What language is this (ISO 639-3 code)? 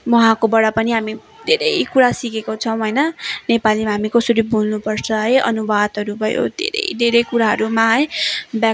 nep